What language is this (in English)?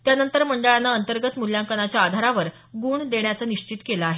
Marathi